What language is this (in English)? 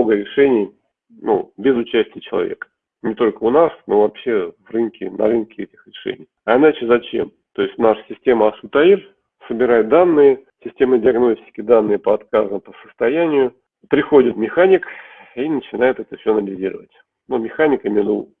Russian